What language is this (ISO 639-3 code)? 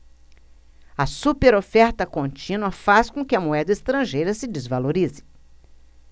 por